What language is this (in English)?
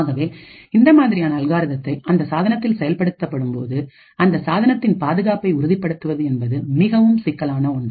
Tamil